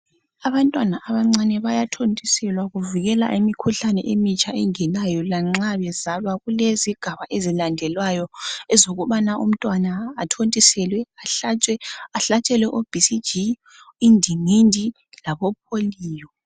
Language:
North Ndebele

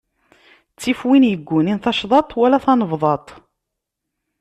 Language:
Kabyle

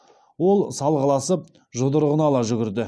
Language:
Kazakh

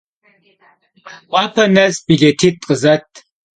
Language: Kabardian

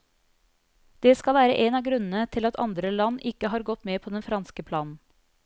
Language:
Norwegian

